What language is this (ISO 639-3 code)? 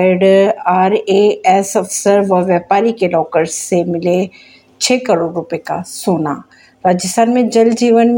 hin